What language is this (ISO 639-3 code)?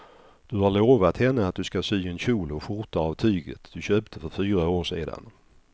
swe